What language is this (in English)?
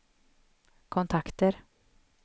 Swedish